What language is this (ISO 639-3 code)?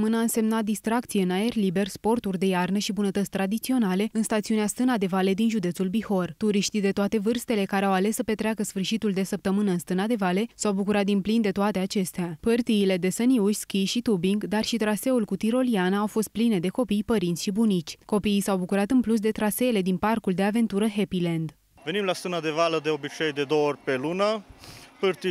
ron